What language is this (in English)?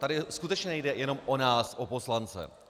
Czech